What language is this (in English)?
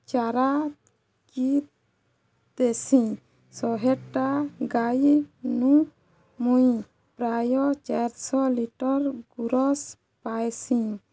Odia